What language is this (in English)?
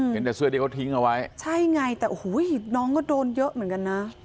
Thai